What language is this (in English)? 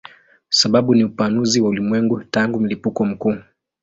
Swahili